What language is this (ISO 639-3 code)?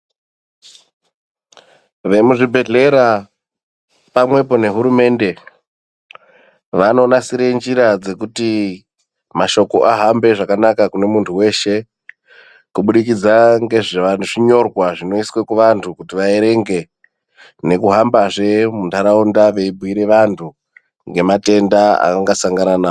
ndc